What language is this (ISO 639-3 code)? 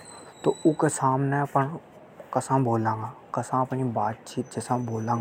hoj